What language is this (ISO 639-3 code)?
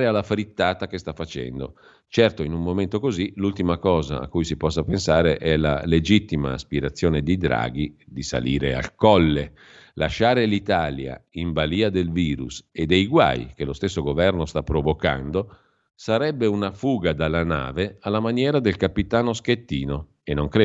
ita